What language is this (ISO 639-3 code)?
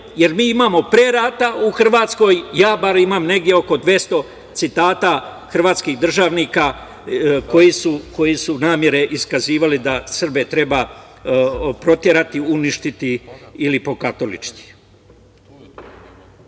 srp